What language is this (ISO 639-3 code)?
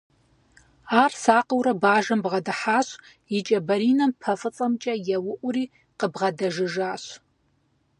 kbd